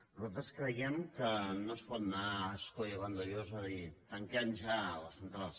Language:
Catalan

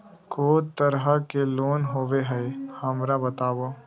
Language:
Magahi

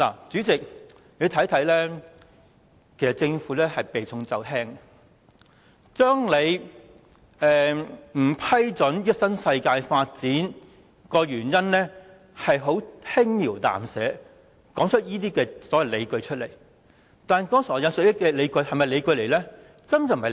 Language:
Cantonese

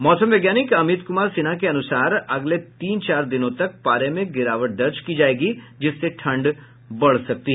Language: Hindi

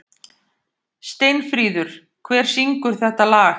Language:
Icelandic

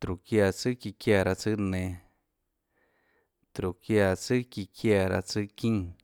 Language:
Tlacoatzintepec Chinantec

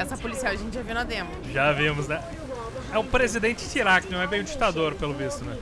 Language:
Portuguese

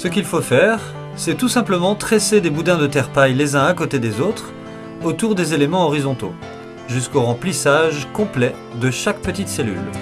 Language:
French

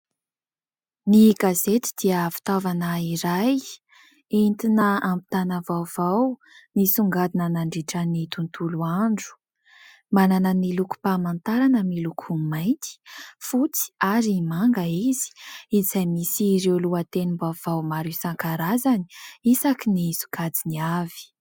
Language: Malagasy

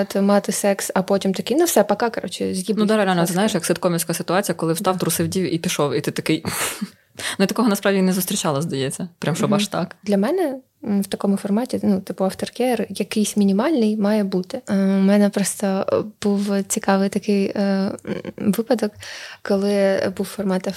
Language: Ukrainian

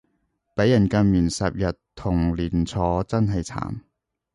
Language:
Cantonese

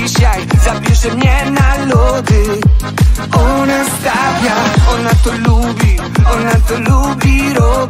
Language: Polish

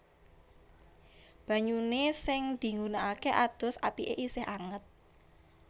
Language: Javanese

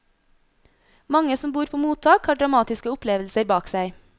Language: Norwegian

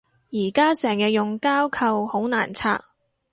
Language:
Cantonese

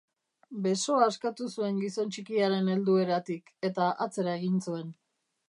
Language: Basque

